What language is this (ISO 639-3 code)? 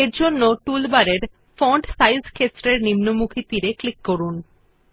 ben